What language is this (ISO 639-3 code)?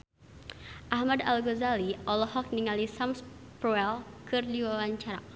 sun